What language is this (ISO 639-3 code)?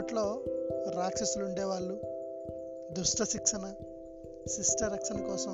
tel